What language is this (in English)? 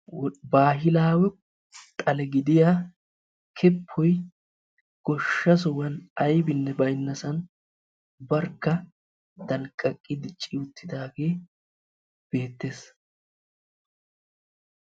Wolaytta